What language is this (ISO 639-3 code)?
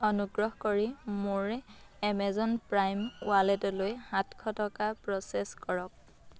asm